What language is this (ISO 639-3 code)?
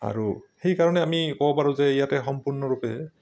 asm